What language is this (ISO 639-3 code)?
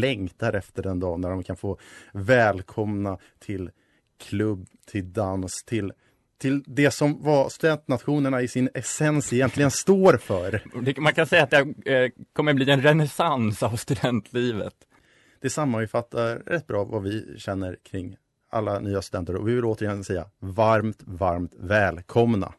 swe